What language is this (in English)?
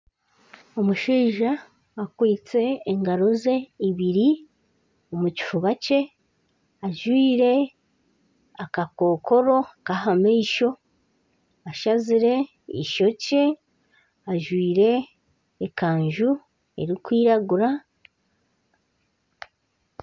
Nyankole